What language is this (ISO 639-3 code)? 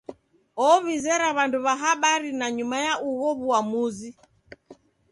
dav